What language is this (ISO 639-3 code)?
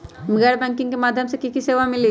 mag